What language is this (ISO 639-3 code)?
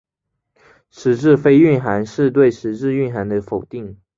zho